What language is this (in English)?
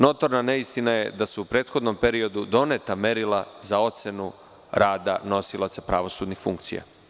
Serbian